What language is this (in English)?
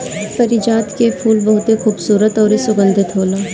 Bhojpuri